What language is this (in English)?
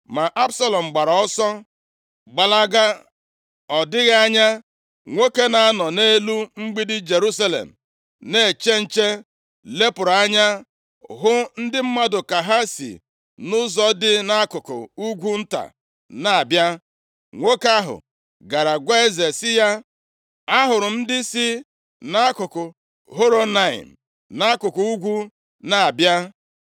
Igbo